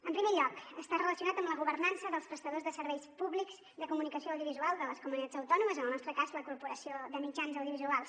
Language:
Catalan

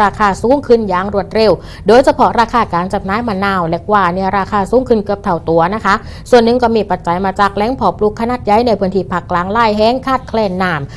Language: Thai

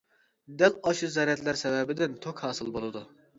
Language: Uyghur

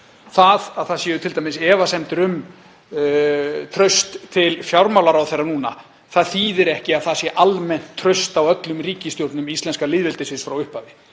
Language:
Icelandic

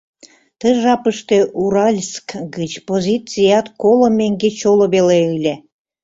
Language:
Mari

